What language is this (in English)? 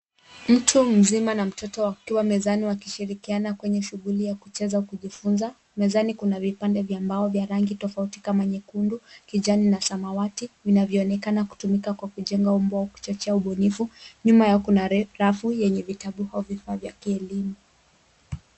Swahili